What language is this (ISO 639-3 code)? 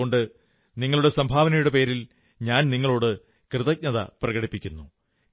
mal